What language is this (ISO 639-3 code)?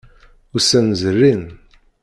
kab